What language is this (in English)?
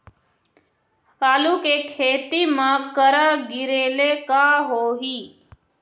Chhattisgarhi